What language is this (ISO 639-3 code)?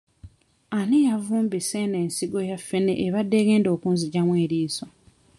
lug